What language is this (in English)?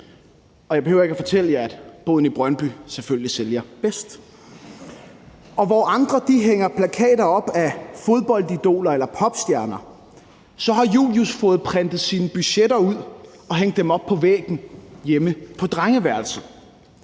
Danish